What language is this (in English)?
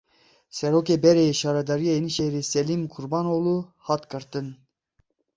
Kurdish